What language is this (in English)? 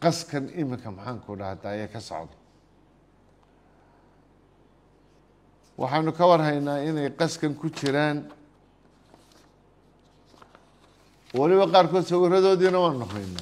Arabic